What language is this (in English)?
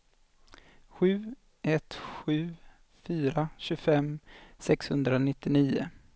Swedish